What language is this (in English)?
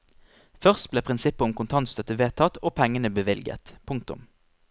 Norwegian